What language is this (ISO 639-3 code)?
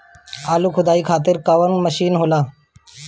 bho